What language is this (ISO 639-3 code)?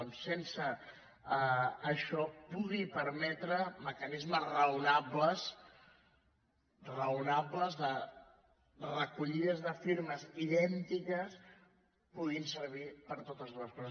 cat